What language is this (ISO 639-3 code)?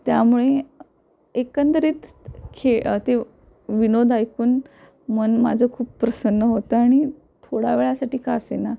mar